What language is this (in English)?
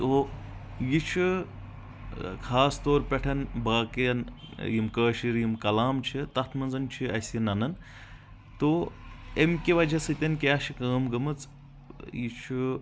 Kashmiri